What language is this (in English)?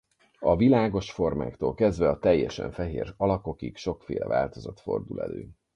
Hungarian